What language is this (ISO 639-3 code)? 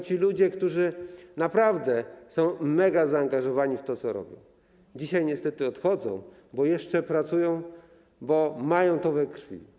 pol